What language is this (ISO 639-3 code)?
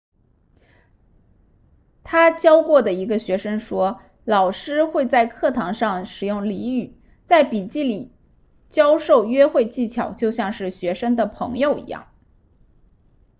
zho